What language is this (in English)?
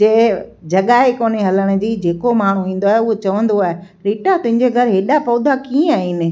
Sindhi